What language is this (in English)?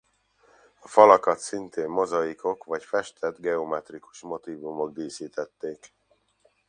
Hungarian